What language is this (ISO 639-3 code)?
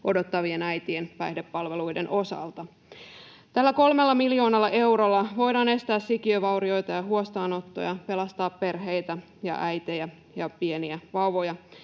fin